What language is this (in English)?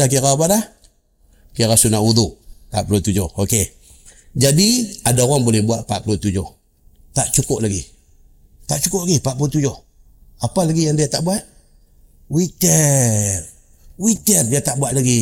Malay